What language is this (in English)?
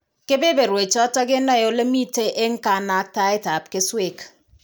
Kalenjin